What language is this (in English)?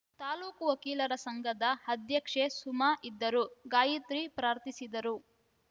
Kannada